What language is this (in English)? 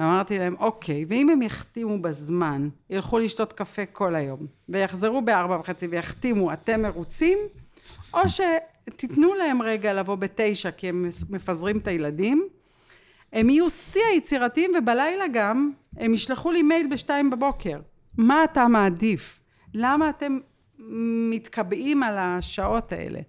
Hebrew